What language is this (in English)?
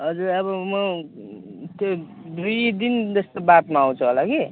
Nepali